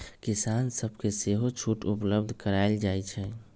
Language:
Magahi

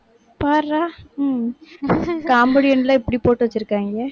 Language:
Tamil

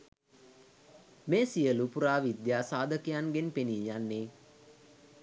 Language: Sinhala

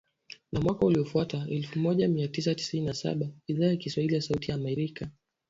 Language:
Swahili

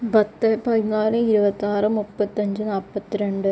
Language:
Malayalam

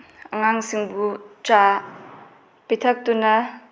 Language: Manipuri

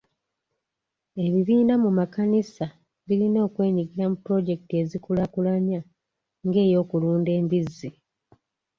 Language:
Ganda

